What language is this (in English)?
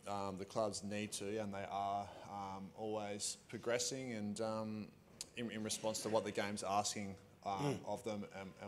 English